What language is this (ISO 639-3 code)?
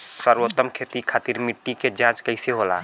bho